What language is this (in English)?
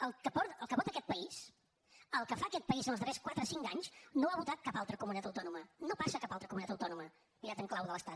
Catalan